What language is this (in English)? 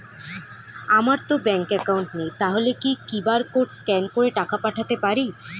Bangla